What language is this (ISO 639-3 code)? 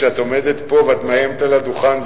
heb